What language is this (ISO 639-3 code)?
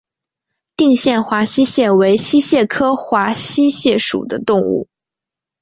zho